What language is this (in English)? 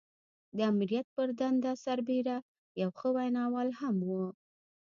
Pashto